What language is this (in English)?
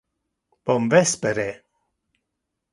Interlingua